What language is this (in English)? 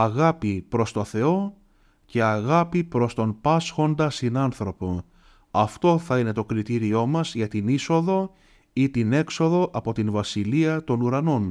Greek